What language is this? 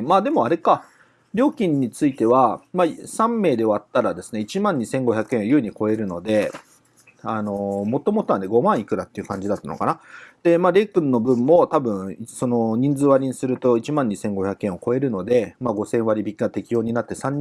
Japanese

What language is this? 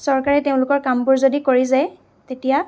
Assamese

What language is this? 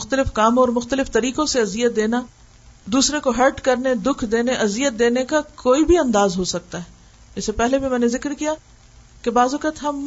Urdu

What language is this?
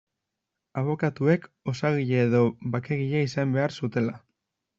Basque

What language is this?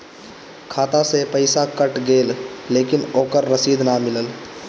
Bhojpuri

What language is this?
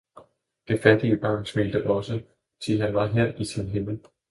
Danish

